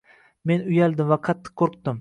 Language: Uzbek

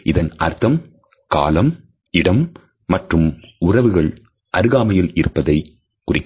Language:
Tamil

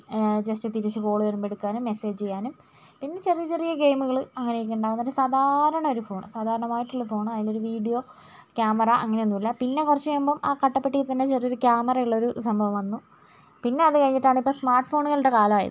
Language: Malayalam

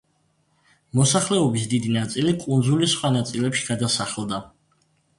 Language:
Georgian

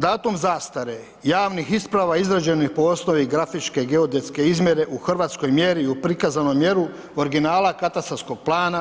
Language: Croatian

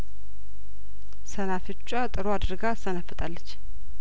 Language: Amharic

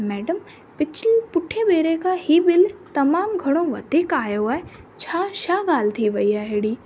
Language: Sindhi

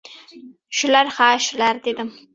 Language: Uzbek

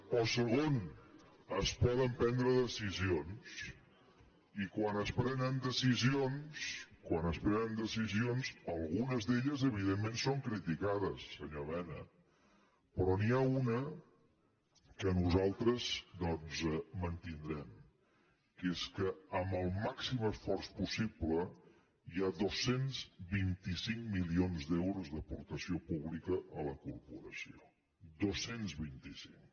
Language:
Catalan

